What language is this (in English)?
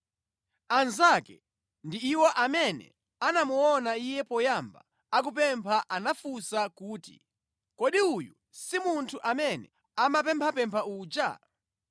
Nyanja